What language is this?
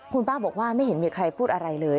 Thai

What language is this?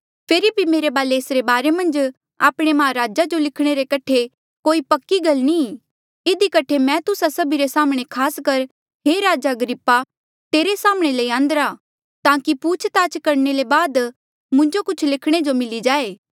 Mandeali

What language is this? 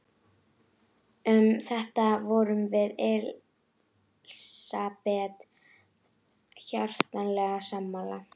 Icelandic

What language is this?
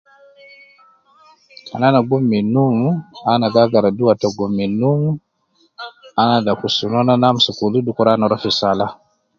Nubi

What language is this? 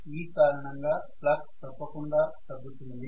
Telugu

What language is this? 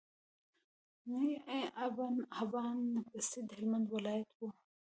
Pashto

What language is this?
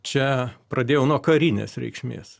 Lithuanian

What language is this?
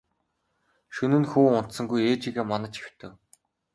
Mongolian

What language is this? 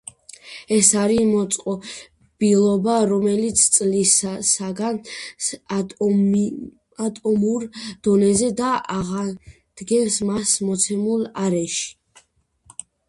Georgian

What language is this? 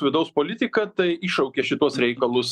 Lithuanian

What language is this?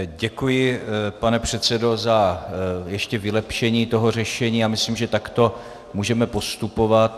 Czech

